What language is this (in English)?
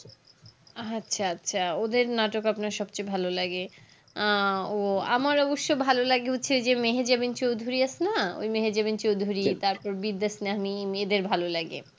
Bangla